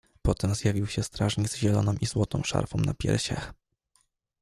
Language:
Polish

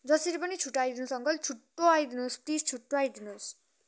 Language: Nepali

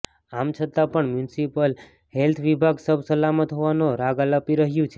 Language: Gujarati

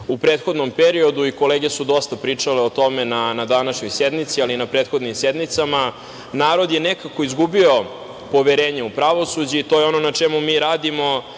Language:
Serbian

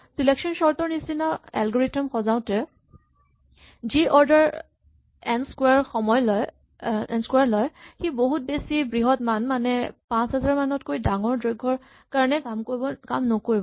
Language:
Assamese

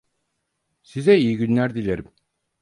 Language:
Turkish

